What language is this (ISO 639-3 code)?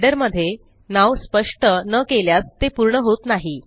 mar